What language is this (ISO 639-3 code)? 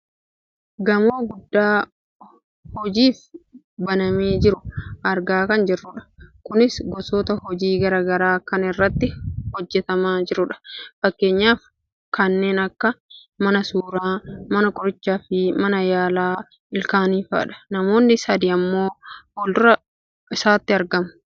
orm